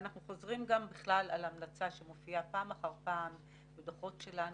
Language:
Hebrew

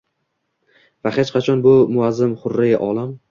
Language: Uzbek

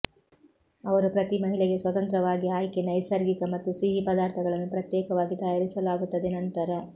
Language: Kannada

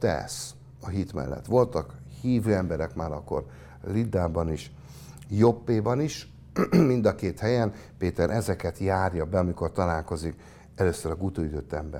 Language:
Hungarian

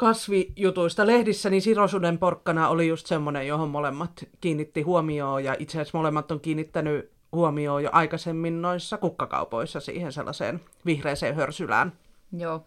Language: Finnish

